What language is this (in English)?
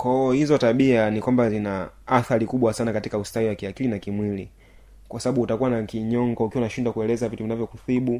Swahili